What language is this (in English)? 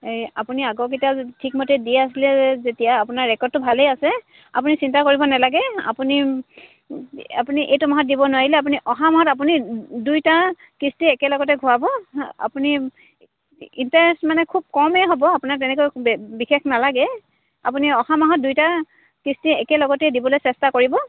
Assamese